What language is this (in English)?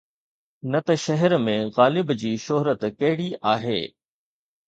Sindhi